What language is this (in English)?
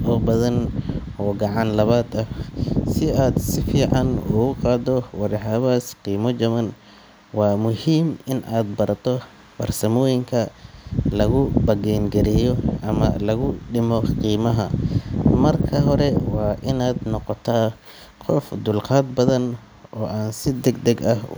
Somali